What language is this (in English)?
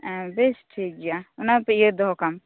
Santali